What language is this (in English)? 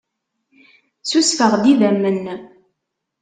Kabyle